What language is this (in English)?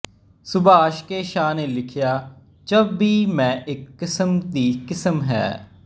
Punjabi